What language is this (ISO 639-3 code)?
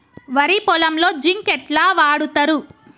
tel